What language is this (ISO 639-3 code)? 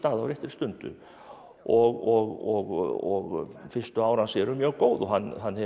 isl